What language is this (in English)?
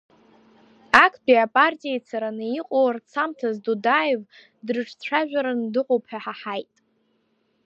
Abkhazian